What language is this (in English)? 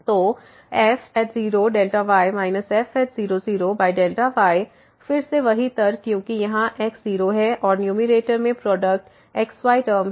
Hindi